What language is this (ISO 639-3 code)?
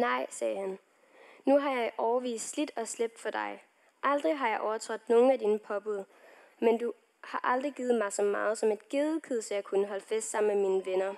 dan